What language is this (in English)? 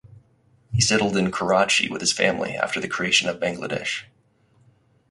English